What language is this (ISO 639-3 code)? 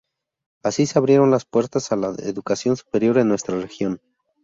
spa